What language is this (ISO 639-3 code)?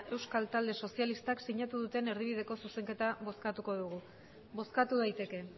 eus